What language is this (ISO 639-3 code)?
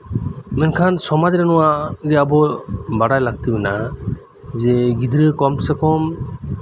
sat